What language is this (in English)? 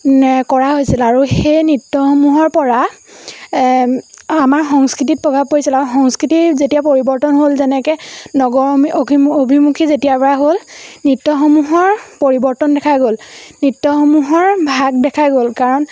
Assamese